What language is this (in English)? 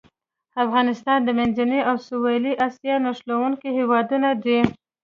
Pashto